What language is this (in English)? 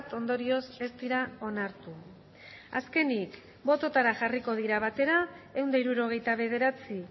Basque